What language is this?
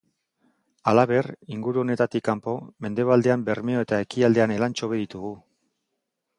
Basque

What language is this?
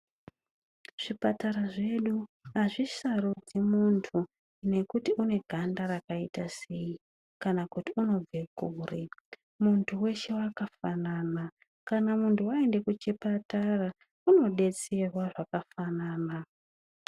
Ndau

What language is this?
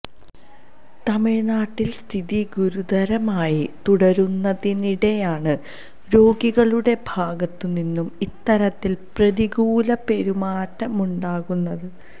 Malayalam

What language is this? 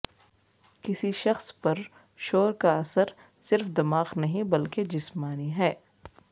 Urdu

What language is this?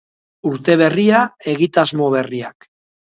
Basque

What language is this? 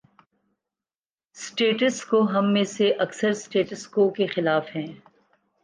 Urdu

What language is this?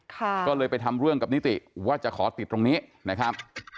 Thai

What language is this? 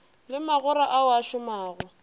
Northern Sotho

